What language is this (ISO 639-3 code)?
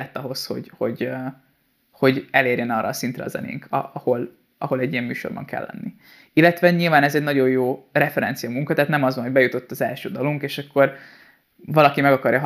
hun